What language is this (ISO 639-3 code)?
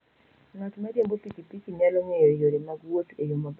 luo